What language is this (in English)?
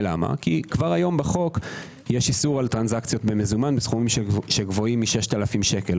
Hebrew